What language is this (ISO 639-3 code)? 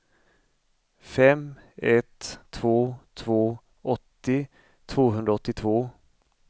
swe